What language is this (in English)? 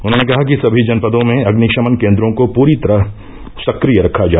Hindi